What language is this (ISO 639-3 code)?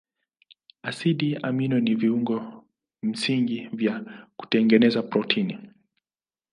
swa